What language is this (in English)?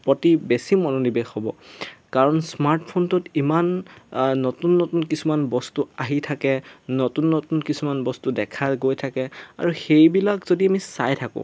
Assamese